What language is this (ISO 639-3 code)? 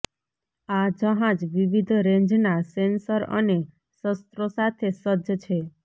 guj